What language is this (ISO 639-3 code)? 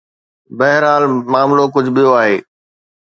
snd